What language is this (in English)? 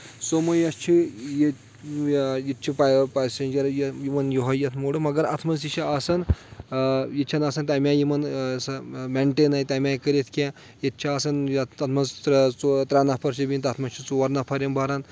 Kashmiri